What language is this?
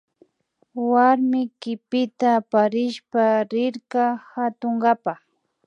Imbabura Highland Quichua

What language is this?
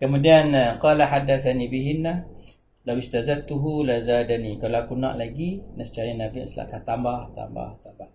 Malay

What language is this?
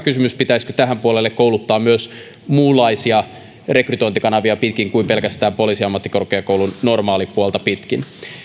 Finnish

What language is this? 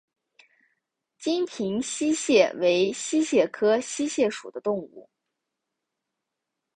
Chinese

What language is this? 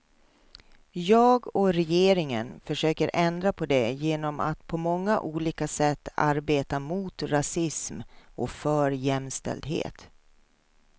Swedish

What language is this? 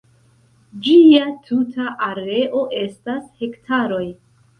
Esperanto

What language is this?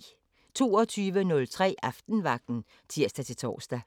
Danish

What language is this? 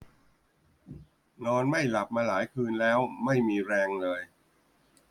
Thai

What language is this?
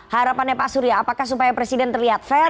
Indonesian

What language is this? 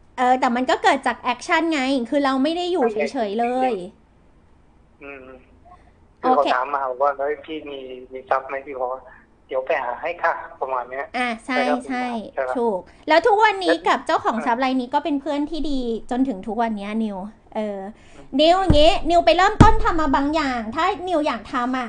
Thai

